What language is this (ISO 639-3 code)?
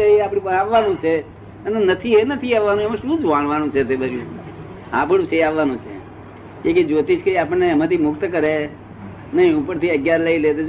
guj